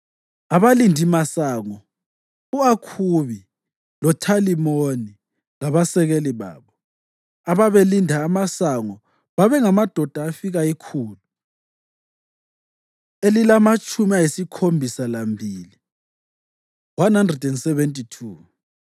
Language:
North Ndebele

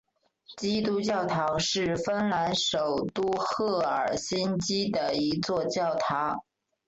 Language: Chinese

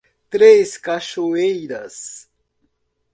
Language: Portuguese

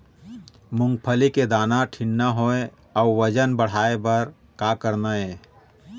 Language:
Chhattisgarhi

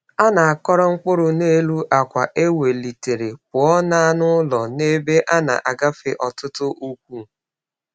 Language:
Igbo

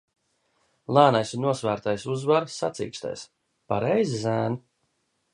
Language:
Latvian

